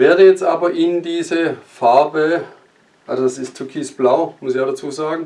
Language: German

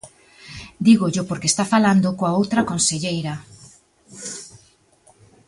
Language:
Galician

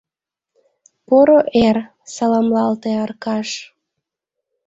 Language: Mari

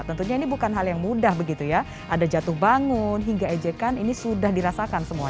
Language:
Indonesian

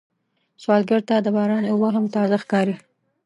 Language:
Pashto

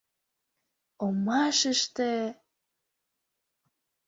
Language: Mari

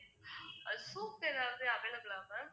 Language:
Tamil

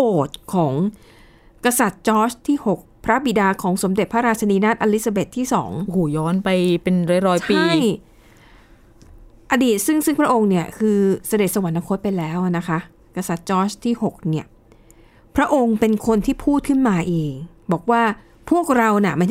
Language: Thai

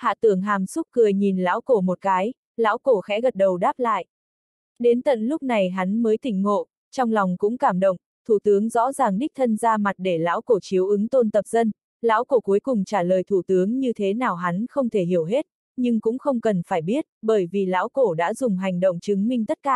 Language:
Vietnamese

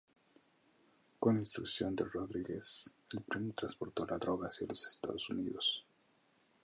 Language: Spanish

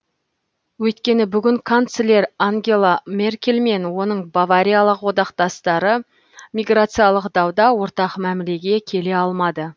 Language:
Kazakh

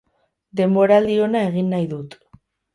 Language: Basque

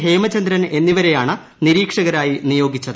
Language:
Malayalam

